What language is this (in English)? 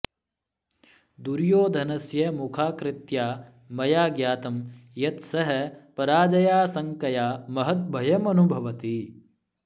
Sanskrit